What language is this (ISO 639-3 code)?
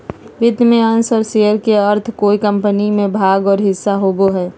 mag